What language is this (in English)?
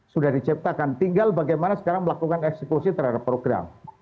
Indonesian